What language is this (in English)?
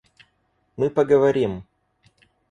Russian